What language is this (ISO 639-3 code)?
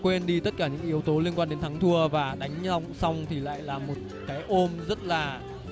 vie